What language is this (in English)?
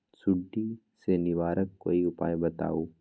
Magahi